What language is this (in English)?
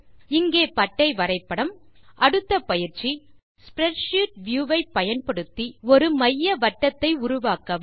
Tamil